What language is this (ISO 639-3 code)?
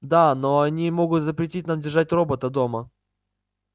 rus